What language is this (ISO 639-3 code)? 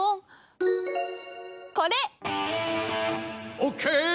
jpn